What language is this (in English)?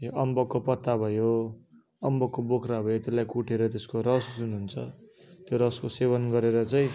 Nepali